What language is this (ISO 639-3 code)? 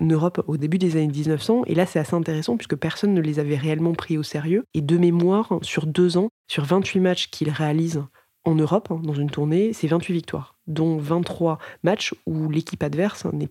fra